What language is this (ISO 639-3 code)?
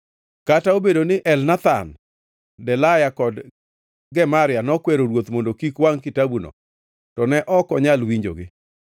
luo